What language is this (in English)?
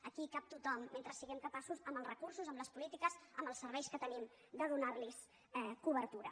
Catalan